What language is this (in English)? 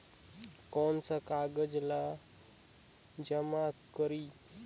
Chhattisgarhi